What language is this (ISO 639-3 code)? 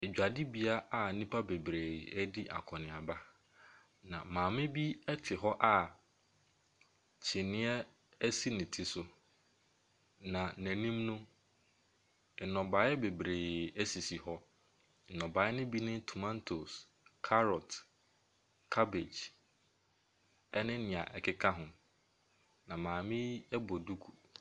aka